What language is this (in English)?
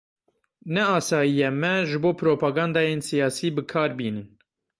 Kurdish